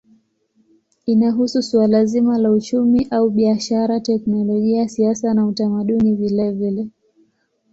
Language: Swahili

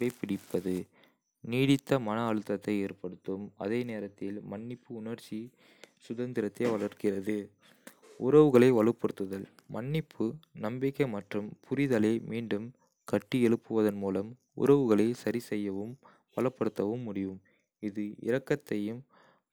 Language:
Kota (India)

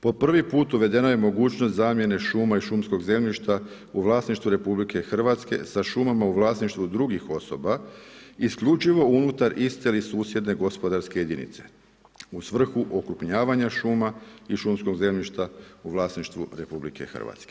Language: Croatian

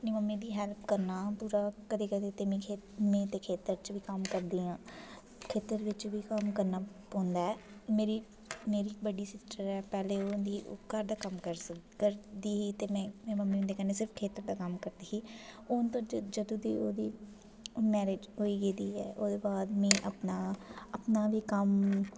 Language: Dogri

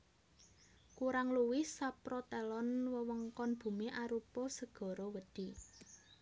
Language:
Javanese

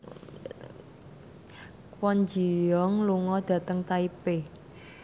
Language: Javanese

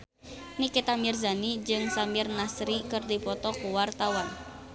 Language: Sundanese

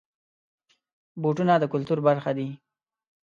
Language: Pashto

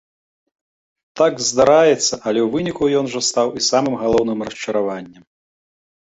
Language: Belarusian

